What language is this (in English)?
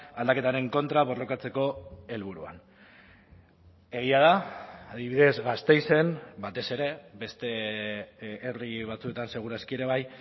Basque